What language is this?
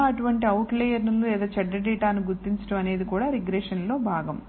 Telugu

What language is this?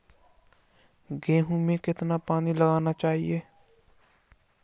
Hindi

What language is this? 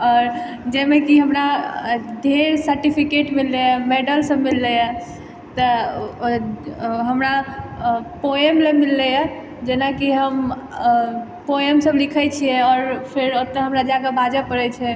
Maithili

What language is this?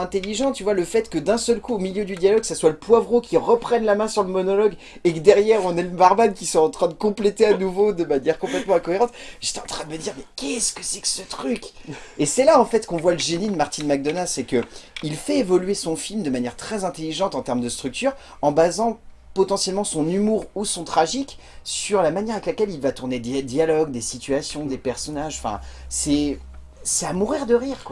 French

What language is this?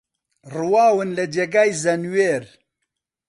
Central Kurdish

